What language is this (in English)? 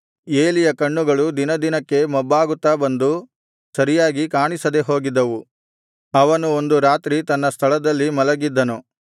Kannada